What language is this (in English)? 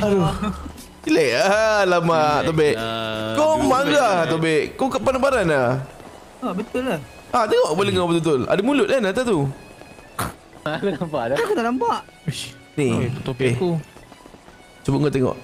Malay